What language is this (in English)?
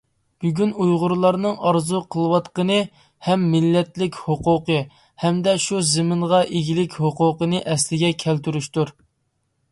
Uyghur